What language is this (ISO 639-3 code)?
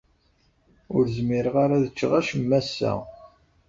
kab